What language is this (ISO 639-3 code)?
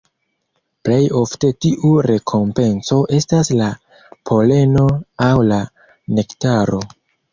epo